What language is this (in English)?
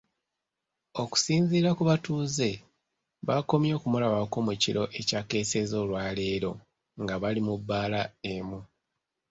Ganda